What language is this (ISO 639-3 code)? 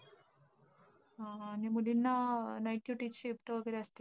mar